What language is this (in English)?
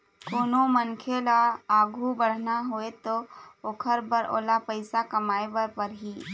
Chhattisgarhi